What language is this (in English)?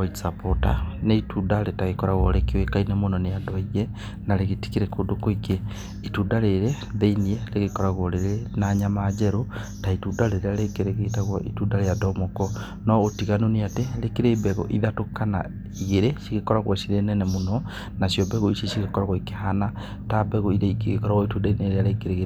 Kikuyu